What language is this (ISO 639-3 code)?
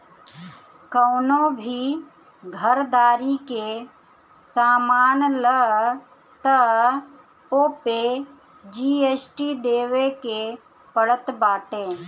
bho